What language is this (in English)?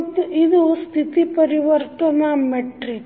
Kannada